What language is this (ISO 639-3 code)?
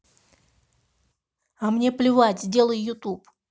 rus